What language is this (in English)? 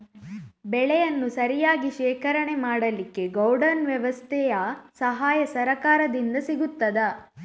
Kannada